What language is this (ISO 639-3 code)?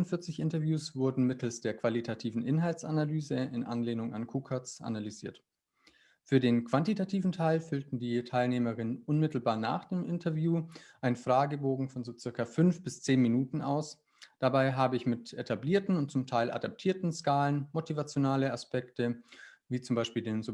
deu